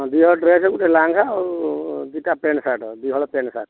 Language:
Odia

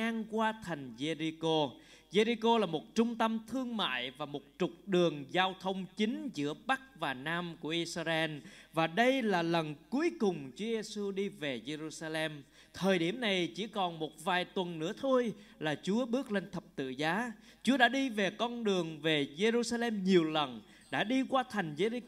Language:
Vietnamese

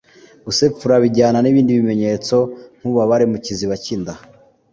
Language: Kinyarwanda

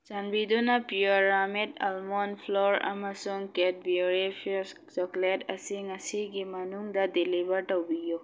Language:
Manipuri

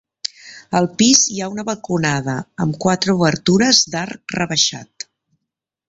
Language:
Catalan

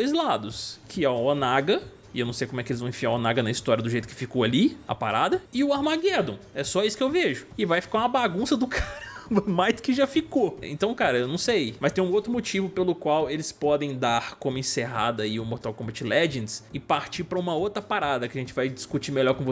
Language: Portuguese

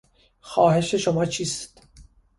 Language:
Persian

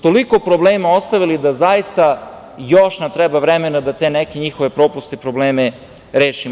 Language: Serbian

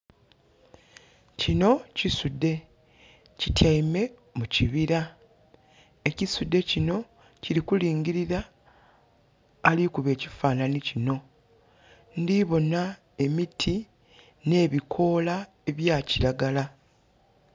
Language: Soga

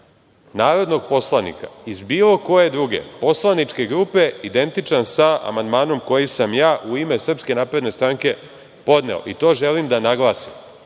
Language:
Serbian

